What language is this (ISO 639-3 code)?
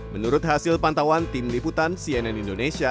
ind